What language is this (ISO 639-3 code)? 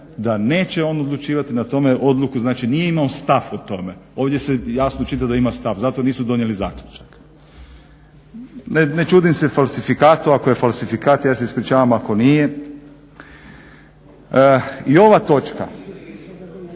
hrv